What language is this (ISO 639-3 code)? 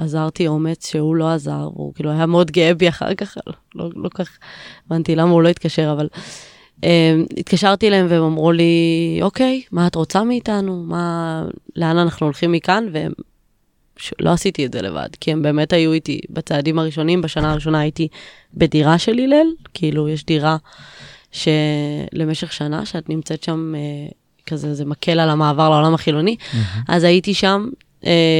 heb